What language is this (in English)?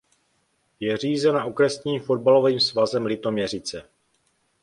Czech